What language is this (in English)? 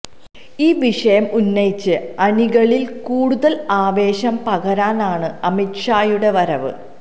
Malayalam